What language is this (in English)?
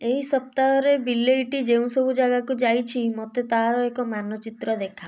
Odia